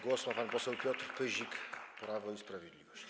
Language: Polish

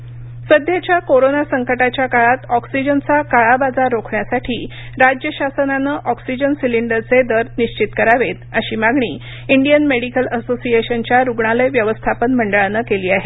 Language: Marathi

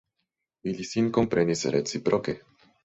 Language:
Esperanto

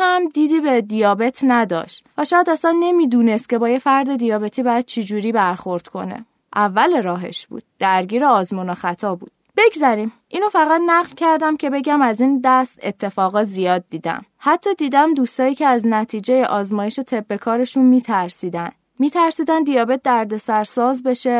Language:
Persian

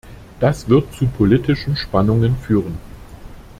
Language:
German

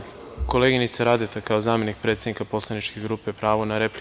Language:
Serbian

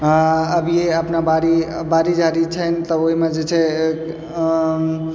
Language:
Maithili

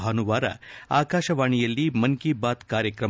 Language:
Kannada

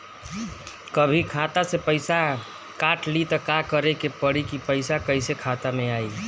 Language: Bhojpuri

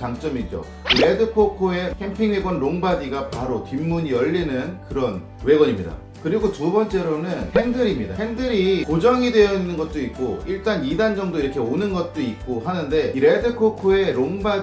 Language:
Korean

